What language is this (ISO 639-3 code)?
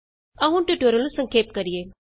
pan